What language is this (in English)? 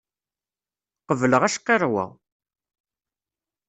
Kabyle